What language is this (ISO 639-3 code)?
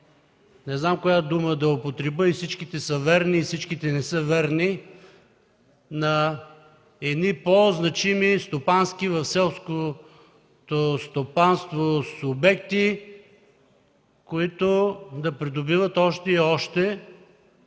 bul